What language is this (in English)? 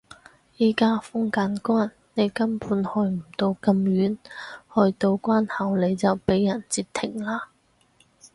Cantonese